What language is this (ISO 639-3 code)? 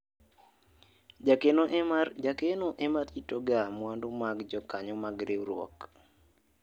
luo